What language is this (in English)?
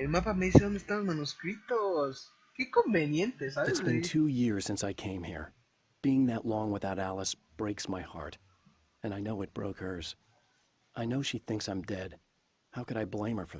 Spanish